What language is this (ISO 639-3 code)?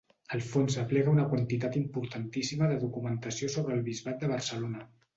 cat